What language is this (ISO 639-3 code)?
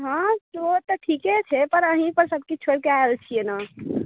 mai